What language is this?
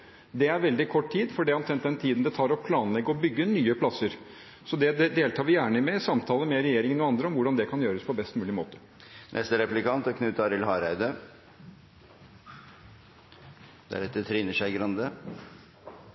Norwegian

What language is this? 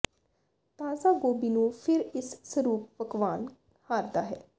Punjabi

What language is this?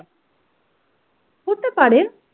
Bangla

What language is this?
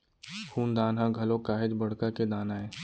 Chhattisgarhi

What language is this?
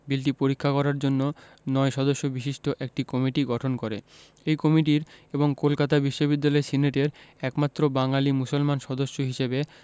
Bangla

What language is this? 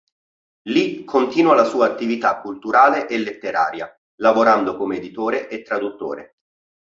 Italian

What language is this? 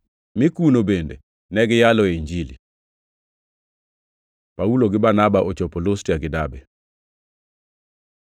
Luo (Kenya and Tanzania)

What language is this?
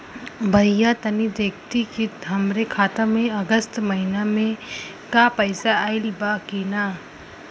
Bhojpuri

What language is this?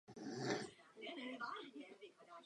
Czech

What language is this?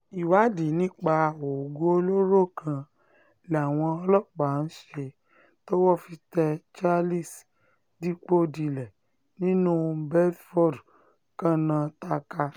Yoruba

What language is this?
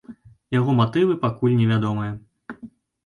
Belarusian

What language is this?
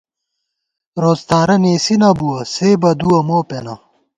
Gawar-Bati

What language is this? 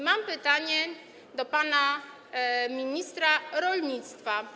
Polish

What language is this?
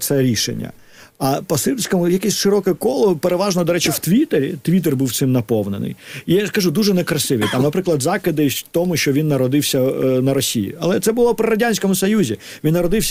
Ukrainian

